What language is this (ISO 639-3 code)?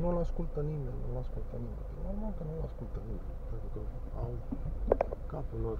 ron